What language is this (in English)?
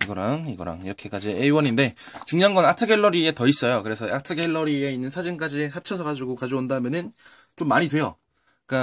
Korean